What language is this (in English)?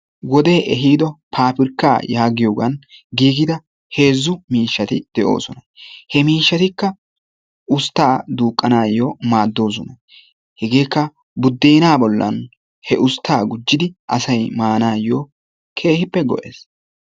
Wolaytta